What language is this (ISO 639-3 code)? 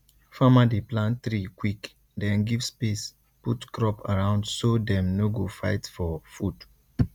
pcm